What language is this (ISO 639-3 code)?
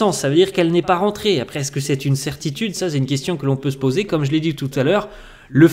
fra